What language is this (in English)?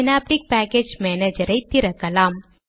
Tamil